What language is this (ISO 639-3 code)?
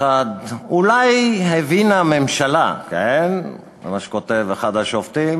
heb